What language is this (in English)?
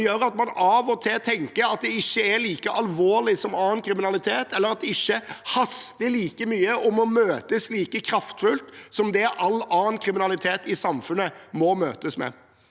Norwegian